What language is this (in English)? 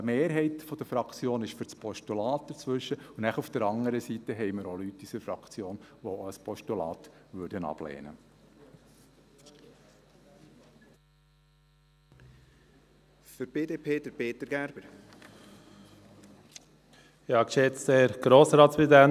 Swiss German